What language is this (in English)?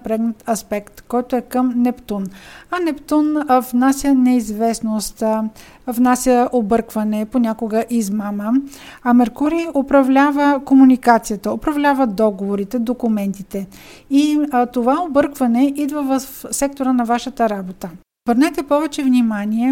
Bulgarian